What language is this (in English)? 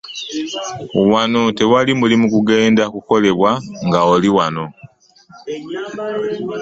Ganda